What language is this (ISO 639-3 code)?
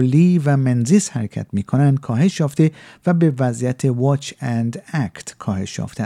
fas